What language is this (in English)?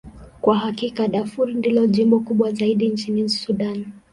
Swahili